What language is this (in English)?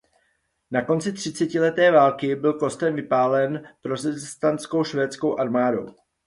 Czech